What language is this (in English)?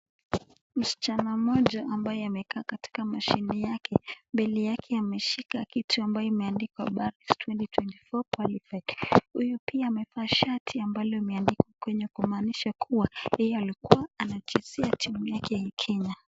Swahili